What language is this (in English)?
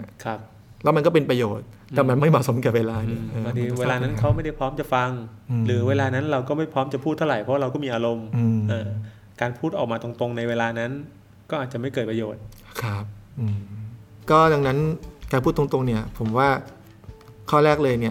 Thai